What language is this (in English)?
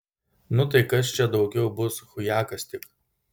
Lithuanian